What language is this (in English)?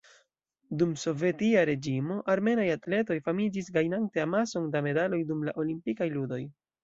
Esperanto